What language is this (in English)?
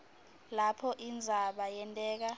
Swati